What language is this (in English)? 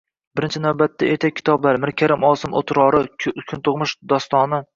Uzbek